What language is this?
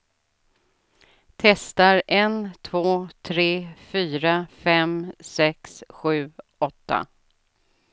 Swedish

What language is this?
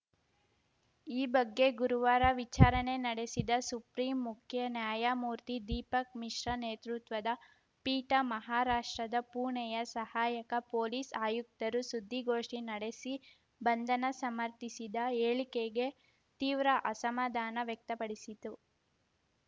Kannada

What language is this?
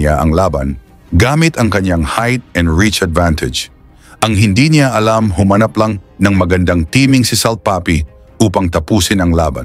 Filipino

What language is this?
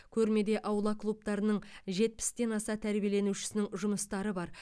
Kazakh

